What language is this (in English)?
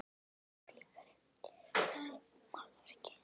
Icelandic